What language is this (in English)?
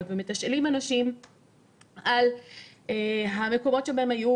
Hebrew